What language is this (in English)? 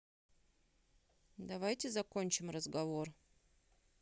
Russian